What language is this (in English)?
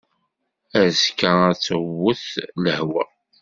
Kabyle